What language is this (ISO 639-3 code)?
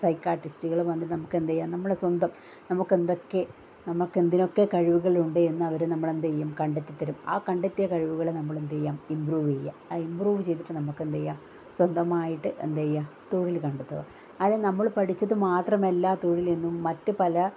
mal